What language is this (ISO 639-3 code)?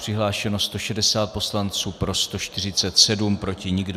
ces